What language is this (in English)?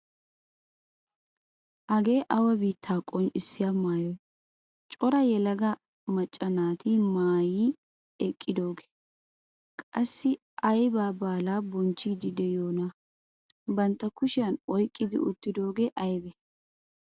Wolaytta